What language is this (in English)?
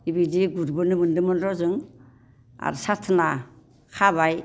Bodo